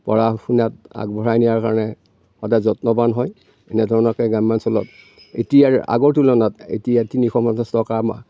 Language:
Assamese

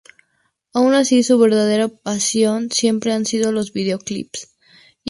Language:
Spanish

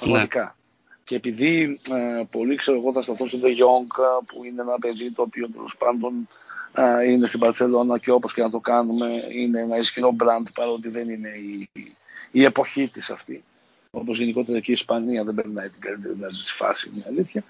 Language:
Greek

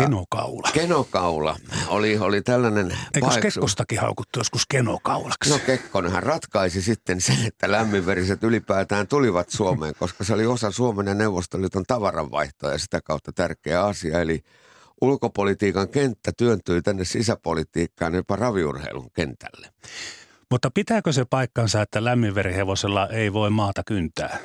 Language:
Finnish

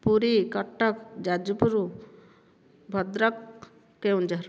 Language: Odia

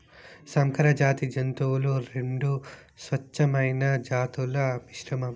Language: Telugu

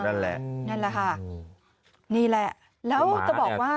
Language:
Thai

